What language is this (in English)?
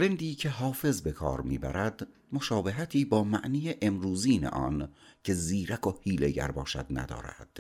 Persian